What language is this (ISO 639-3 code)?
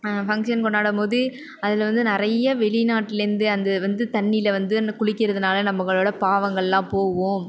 tam